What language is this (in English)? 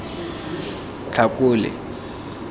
Tswana